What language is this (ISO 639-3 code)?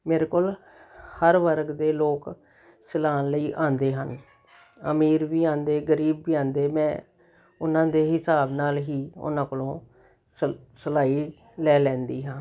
pan